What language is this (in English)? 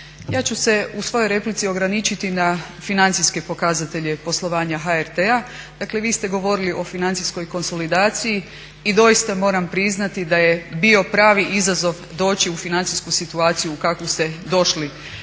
Croatian